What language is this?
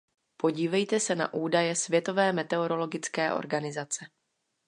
Czech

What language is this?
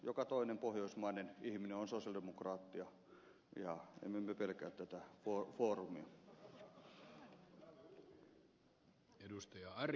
Finnish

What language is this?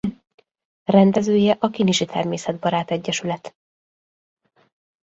Hungarian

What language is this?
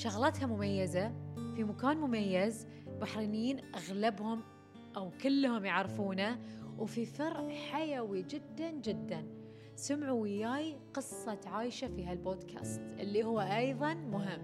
Arabic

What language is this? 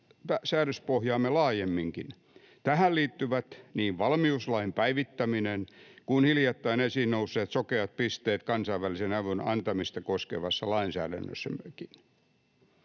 Finnish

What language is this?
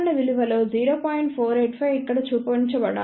Telugu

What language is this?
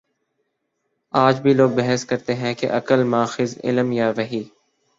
Urdu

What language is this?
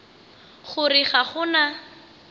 Northern Sotho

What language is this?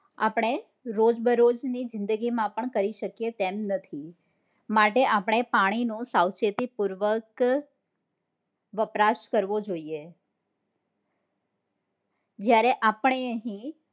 Gujarati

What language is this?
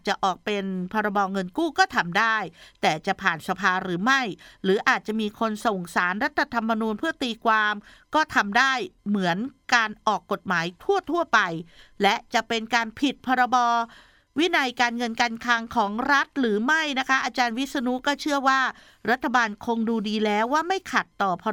Thai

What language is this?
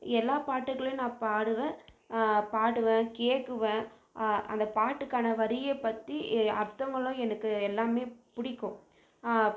Tamil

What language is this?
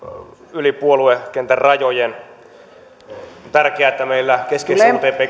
Finnish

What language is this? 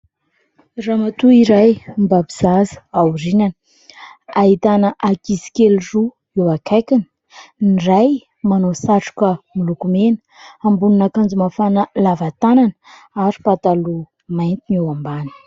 Malagasy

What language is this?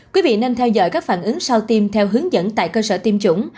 Vietnamese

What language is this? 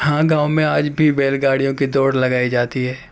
Urdu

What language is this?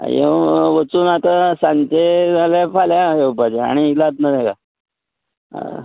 Konkani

